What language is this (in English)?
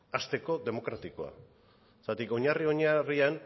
Basque